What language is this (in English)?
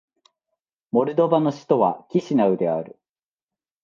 Japanese